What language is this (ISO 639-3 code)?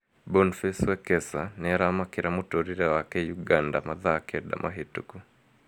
kik